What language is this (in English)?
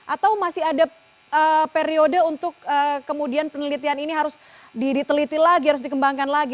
Indonesian